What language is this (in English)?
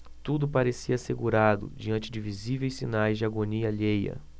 Portuguese